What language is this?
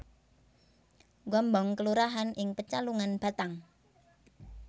Javanese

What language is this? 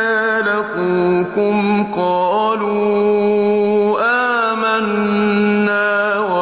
Arabic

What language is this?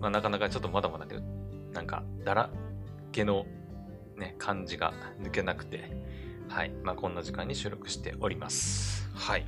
Japanese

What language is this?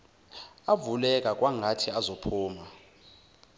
Zulu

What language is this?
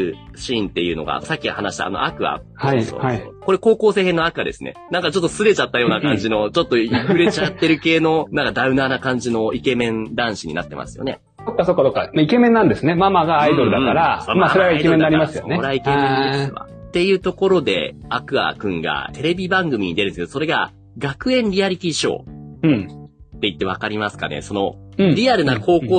Japanese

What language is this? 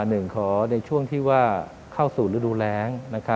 Thai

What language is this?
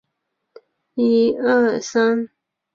Chinese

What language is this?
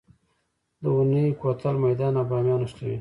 Pashto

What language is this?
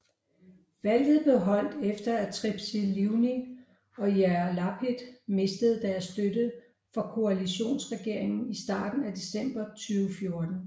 Danish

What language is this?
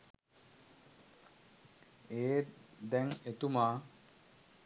Sinhala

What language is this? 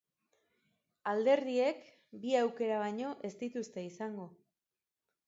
Basque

